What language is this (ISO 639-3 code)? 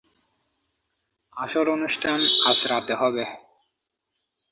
ben